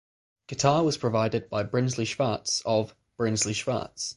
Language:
English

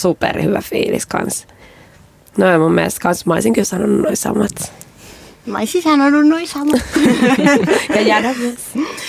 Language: Finnish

